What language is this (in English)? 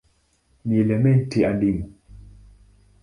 Swahili